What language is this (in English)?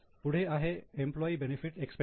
Marathi